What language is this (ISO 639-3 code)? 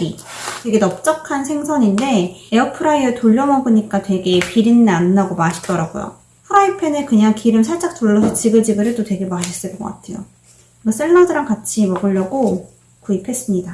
kor